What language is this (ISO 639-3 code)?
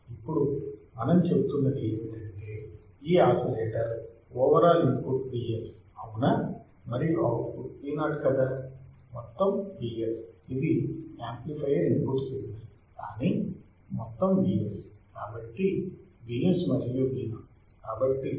tel